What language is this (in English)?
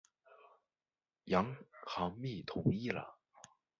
Chinese